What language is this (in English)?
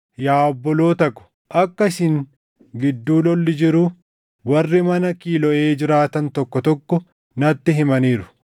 Oromo